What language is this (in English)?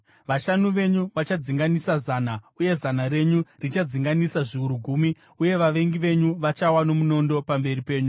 Shona